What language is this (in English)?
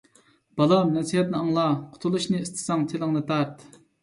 Uyghur